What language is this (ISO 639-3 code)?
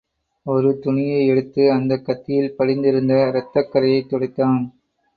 tam